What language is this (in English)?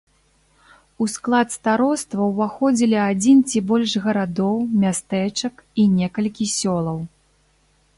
Belarusian